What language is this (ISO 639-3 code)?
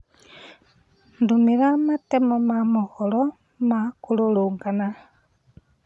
kik